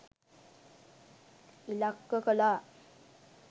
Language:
Sinhala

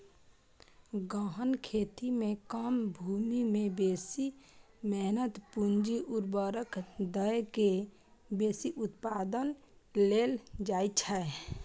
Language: Maithili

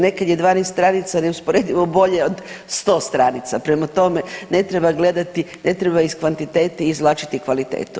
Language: Croatian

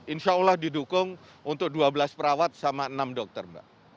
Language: Indonesian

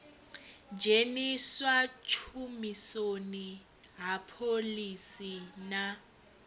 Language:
Venda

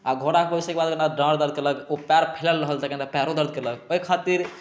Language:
Maithili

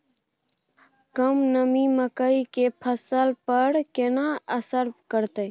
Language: Maithili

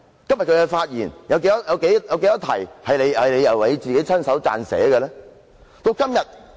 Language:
Cantonese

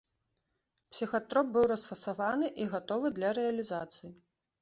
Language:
Belarusian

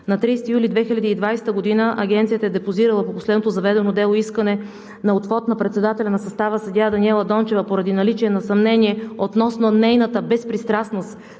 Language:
Bulgarian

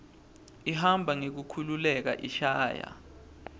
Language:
Swati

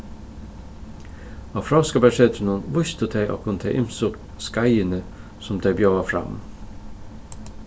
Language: Faroese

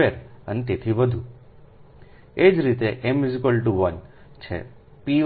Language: Gujarati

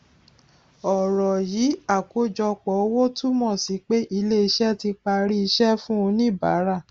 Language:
Yoruba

